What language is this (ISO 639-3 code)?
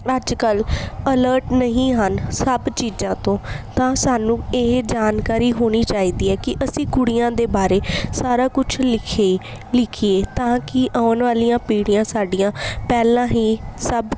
pan